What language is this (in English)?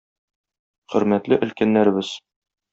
Tatar